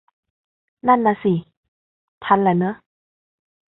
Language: Thai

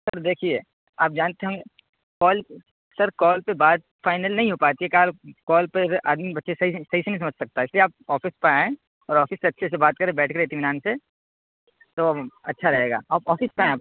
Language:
Urdu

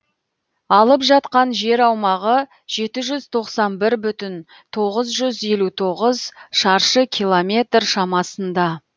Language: Kazakh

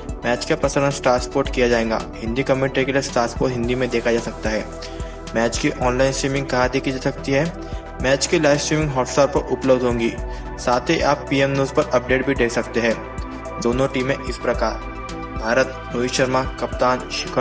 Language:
Hindi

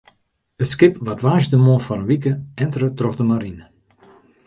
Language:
Western Frisian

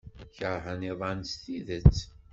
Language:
Kabyle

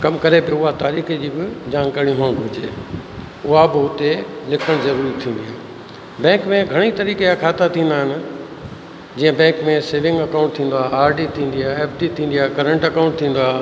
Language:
Sindhi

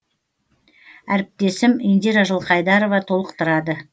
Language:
Kazakh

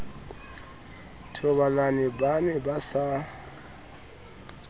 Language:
Southern Sotho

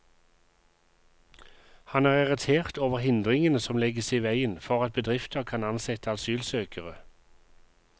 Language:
Norwegian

